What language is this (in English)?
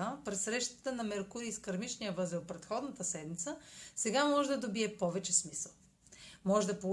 Bulgarian